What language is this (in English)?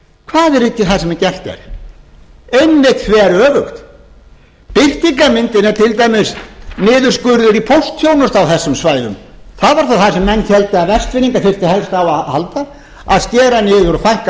Icelandic